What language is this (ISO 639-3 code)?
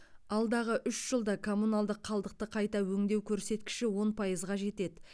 kaz